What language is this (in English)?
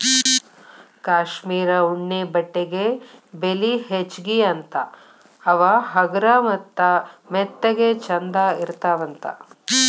Kannada